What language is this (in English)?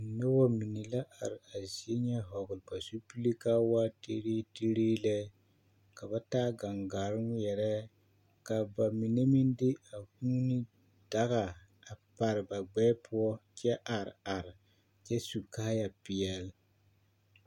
Southern Dagaare